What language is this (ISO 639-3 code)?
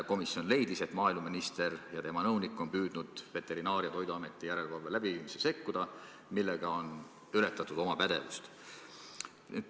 est